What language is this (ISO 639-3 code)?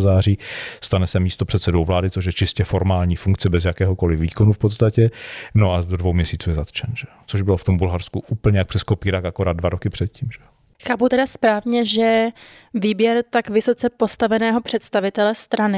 ces